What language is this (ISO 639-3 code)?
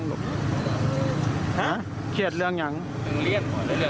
tha